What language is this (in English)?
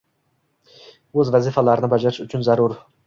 Uzbek